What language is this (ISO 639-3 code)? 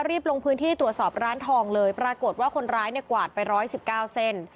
tha